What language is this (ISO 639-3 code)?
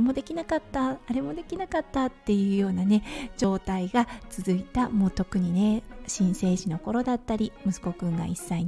jpn